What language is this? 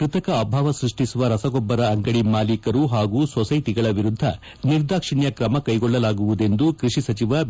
Kannada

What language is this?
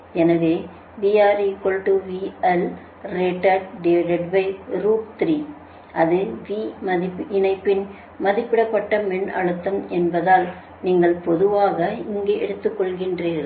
Tamil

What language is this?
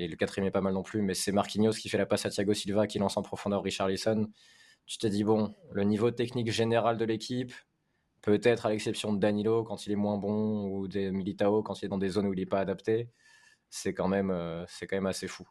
French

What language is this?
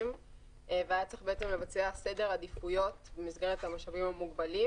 Hebrew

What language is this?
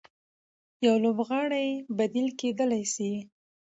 Pashto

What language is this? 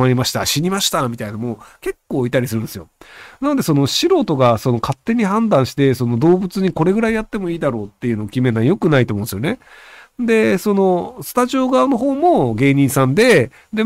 Japanese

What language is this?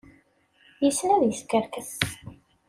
Kabyle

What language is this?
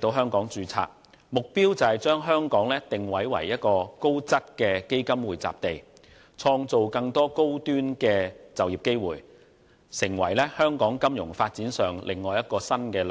Cantonese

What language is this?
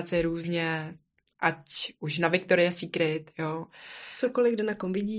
Czech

